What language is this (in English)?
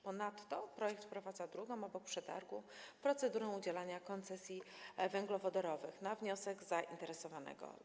Polish